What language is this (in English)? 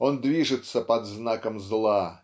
Russian